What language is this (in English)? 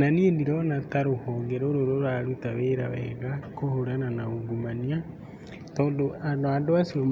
Kikuyu